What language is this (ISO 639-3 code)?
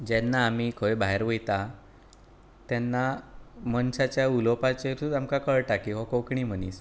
kok